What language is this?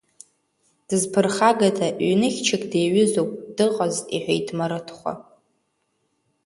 Abkhazian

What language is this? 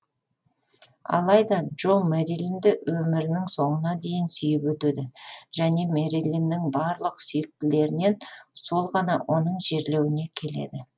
Kazakh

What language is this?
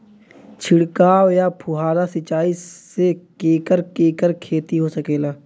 Bhojpuri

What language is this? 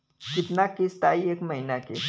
Bhojpuri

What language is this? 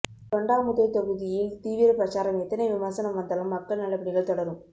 Tamil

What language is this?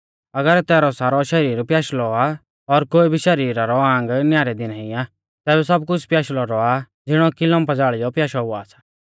Mahasu Pahari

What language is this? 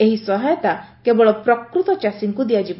Odia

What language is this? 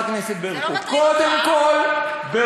Hebrew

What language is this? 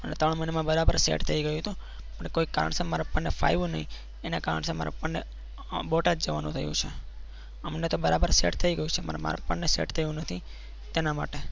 Gujarati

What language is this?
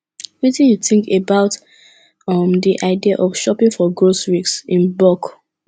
Nigerian Pidgin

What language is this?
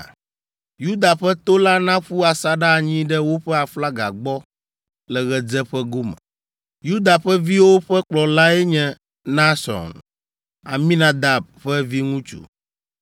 Ewe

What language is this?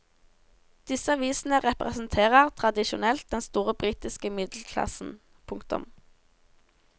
Norwegian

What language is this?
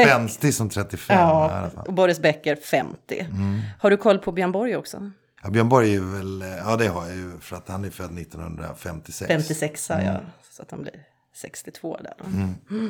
Swedish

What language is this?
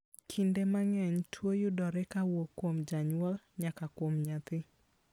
Luo (Kenya and Tanzania)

